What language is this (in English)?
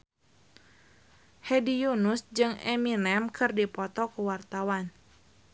Sundanese